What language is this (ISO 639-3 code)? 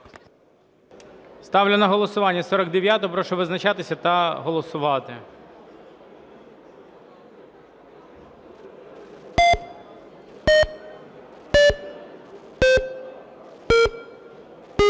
ukr